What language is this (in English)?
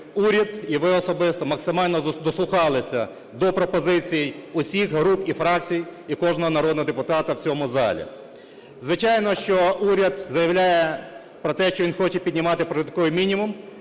Ukrainian